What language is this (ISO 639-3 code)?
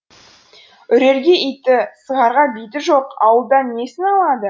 kaz